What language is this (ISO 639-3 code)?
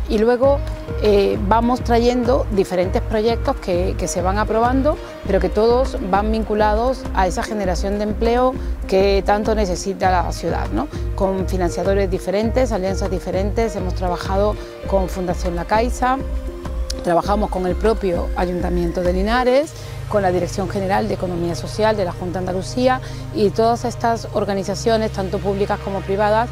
spa